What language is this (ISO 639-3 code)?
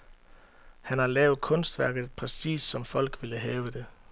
dan